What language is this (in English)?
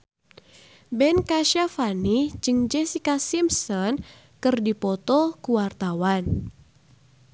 Sundanese